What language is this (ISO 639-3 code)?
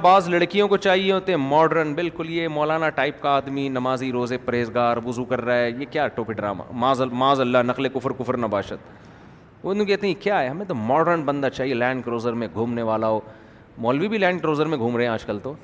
urd